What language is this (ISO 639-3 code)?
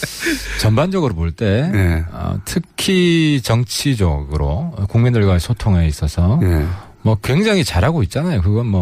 kor